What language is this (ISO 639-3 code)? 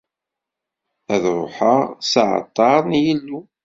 kab